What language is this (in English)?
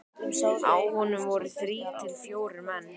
Icelandic